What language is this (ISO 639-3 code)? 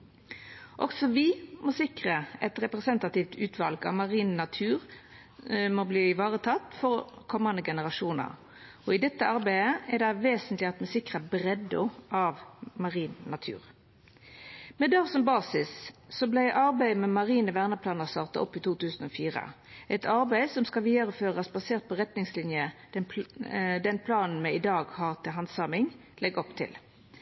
nno